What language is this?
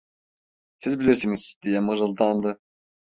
Turkish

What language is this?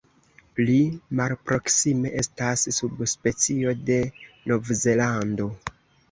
Esperanto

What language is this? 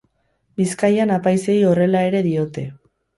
Basque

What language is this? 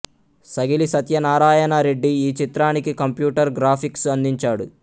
Telugu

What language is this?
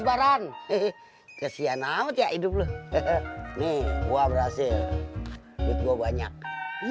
Indonesian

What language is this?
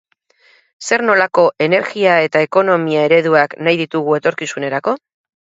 Basque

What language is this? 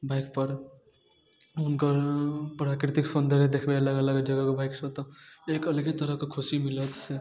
Maithili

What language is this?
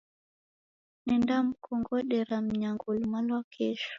Taita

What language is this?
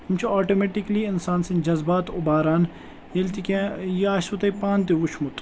Kashmiri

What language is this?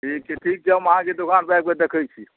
Maithili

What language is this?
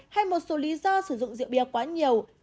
Vietnamese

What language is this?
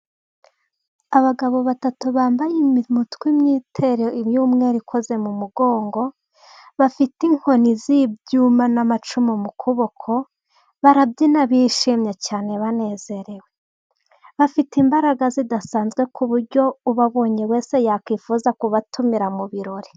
Kinyarwanda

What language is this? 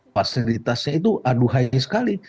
Indonesian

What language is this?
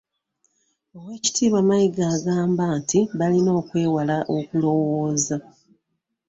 Ganda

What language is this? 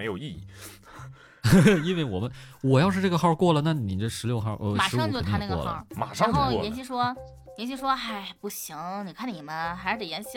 Chinese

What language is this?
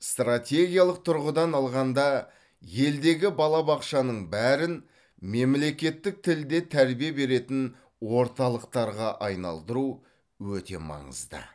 Kazakh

